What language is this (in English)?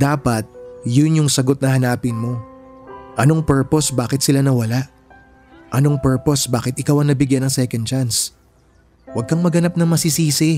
Filipino